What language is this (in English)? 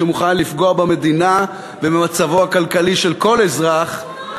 Hebrew